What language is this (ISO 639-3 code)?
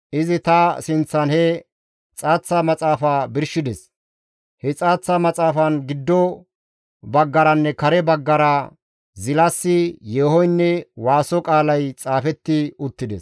gmv